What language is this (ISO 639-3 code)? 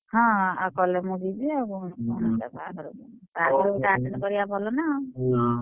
ori